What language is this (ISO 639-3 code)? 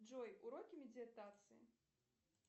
rus